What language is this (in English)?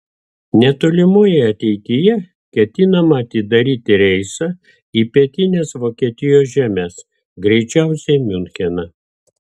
Lithuanian